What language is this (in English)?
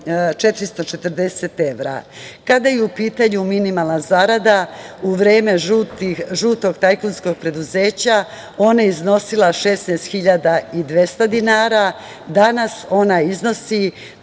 Serbian